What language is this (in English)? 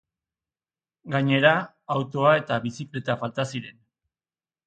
Basque